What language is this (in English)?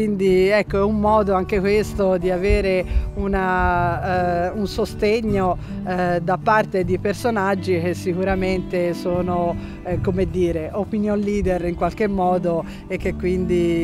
Italian